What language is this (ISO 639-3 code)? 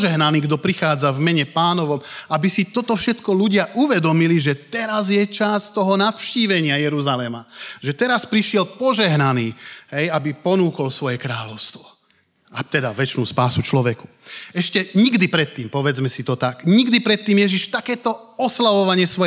slk